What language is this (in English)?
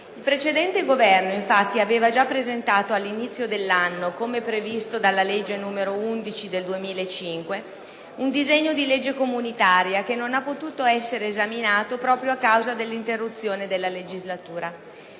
Italian